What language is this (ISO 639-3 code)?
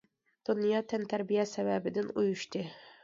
uig